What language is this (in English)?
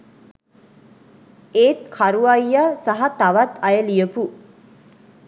Sinhala